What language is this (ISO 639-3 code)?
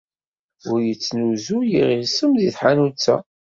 kab